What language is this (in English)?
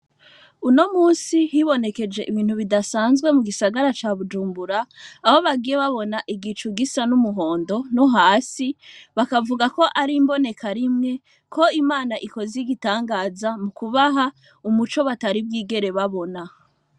Rundi